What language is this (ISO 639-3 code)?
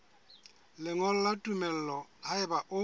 sot